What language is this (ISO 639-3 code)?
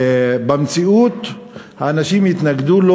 heb